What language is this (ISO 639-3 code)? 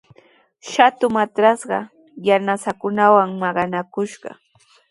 qws